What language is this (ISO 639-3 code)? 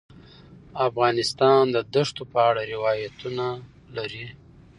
pus